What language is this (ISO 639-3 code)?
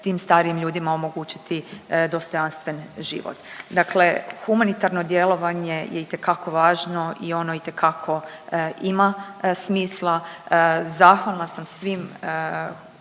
hrv